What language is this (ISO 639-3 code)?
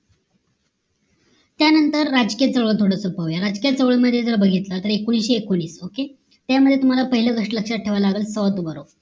mar